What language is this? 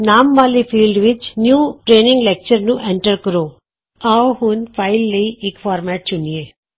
Punjabi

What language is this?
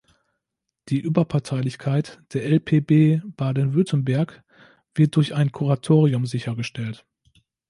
German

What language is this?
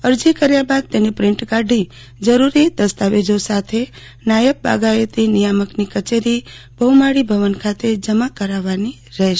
Gujarati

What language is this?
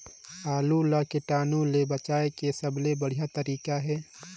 Chhattisgarhi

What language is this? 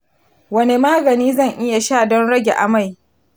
Hausa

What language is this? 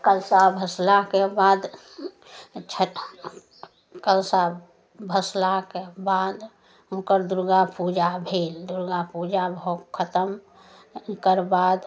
Maithili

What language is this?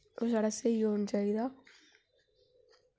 Dogri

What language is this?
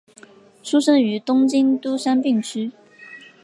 Chinese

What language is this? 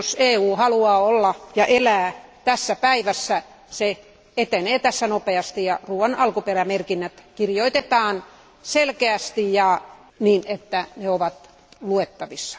Finnish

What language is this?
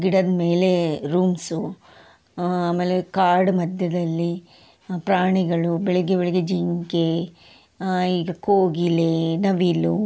Kannada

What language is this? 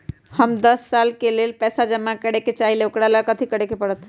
Magahi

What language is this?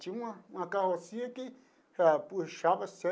Portuguese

